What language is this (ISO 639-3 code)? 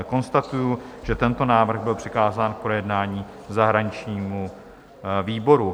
ces